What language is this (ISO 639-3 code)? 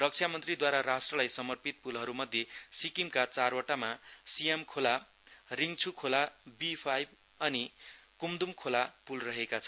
nep